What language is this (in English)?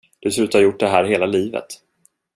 Swedish